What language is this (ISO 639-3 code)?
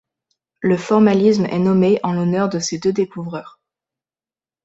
fra